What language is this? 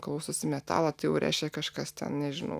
Lithuanian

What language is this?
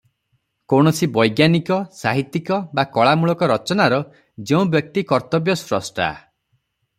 Odia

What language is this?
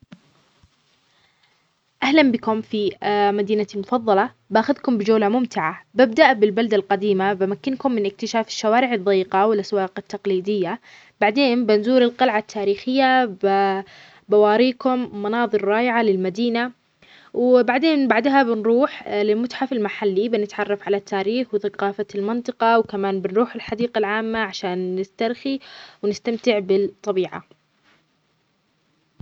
Omani Arabic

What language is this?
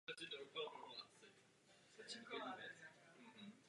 Czech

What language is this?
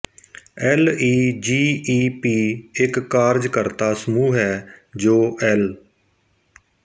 Punjabi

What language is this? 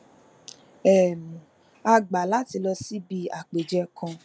Yoruba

